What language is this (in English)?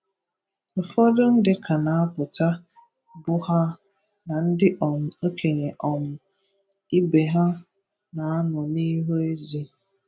Igbo